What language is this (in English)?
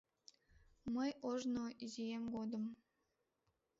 Mari